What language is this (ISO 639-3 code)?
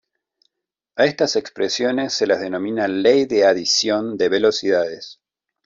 spa